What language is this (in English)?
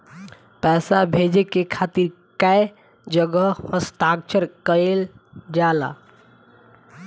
Bhojpuri